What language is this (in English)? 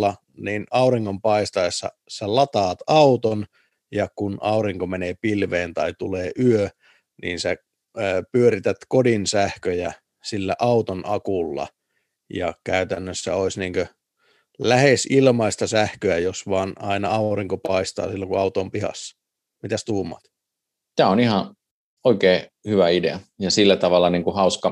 Finnish